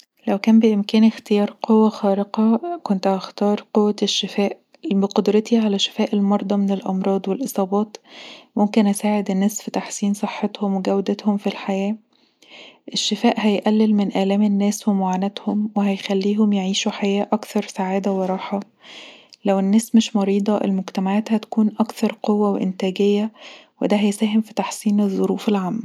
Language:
Egyptian Arabic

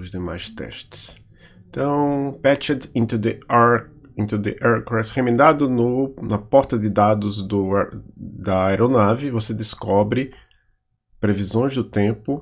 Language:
Portuguese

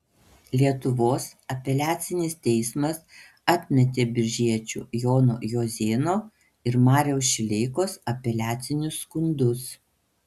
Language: Lithuanian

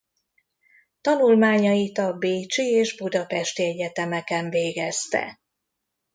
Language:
Hungarian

